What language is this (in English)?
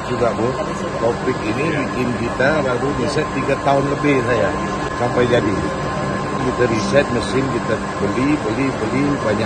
Indonesian